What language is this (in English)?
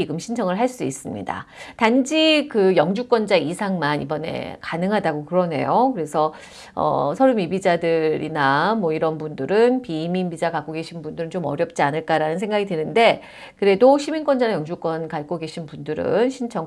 Korean